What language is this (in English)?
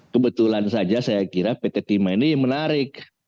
Indonesian